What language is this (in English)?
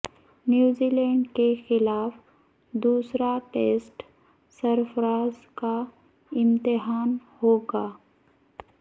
Urdu